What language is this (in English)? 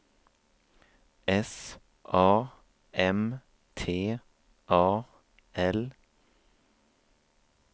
Swedish